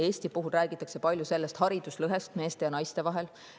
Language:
Estonian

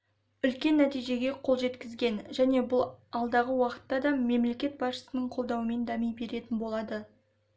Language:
Kazakh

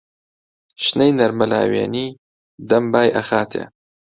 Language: Central Kurdish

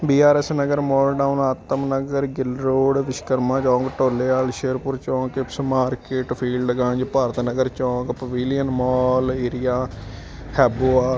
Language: Punjabi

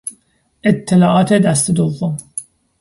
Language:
Persian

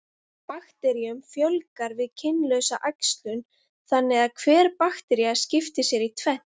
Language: Icelandic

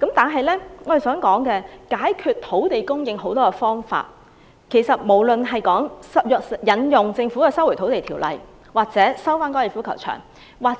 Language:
Cantonese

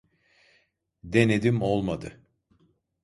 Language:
Turkish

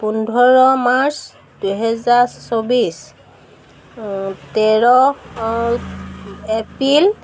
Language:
Assamese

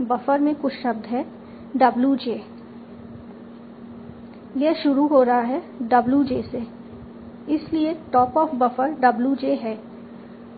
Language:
Hindi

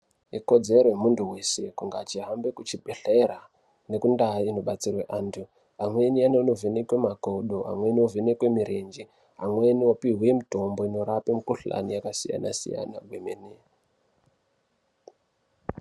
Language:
Ndau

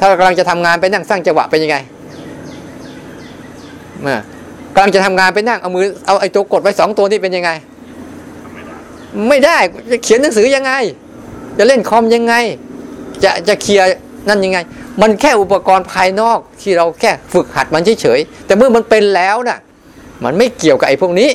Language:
Thai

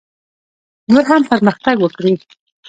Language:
Pashto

